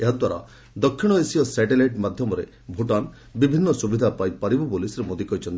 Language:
Odia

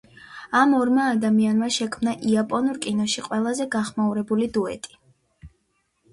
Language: Georgian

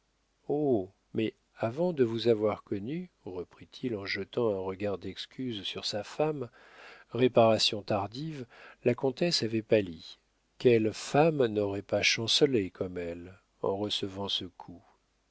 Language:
French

